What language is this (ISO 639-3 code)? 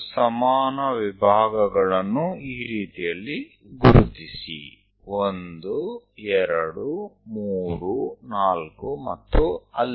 guj